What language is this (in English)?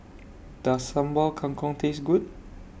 English